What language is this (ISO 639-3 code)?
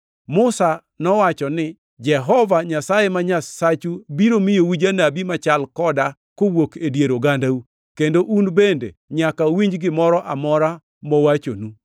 luo